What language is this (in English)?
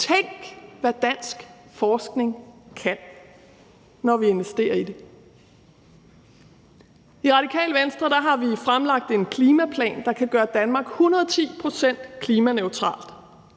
Danish